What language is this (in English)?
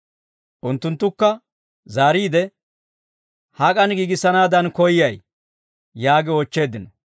Dawro